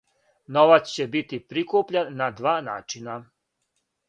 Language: Serbian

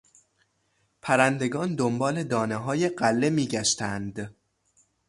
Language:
Persian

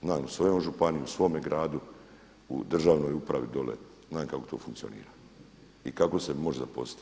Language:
Croatian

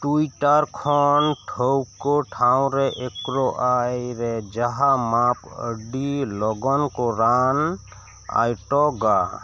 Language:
Santali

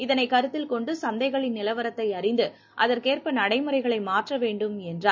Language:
Tamil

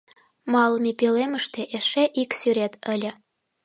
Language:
Mari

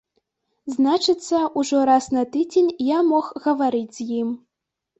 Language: Belarusian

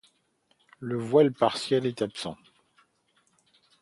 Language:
French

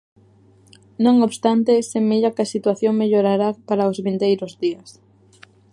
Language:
Galician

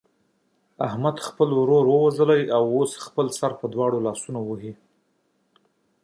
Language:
Pashto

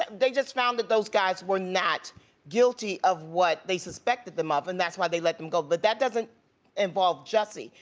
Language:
English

